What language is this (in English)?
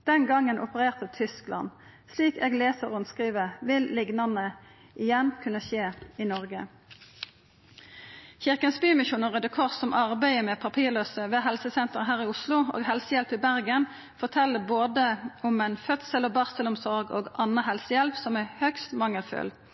Norwegian Nynorsk